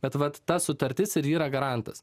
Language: Lithuanian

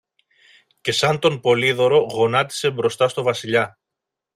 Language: Greek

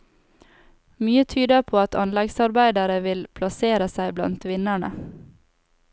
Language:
Norwegian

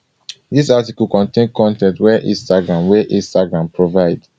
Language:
Nigerian Pidgin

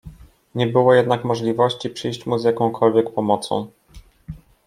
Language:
Polish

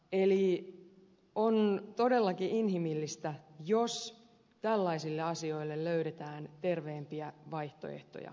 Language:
Finnish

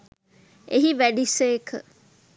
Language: Sinhala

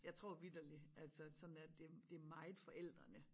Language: Danish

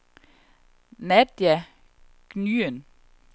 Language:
Danish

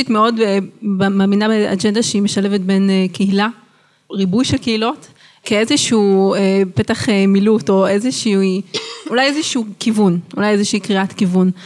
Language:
Hebrew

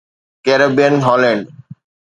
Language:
Sindhi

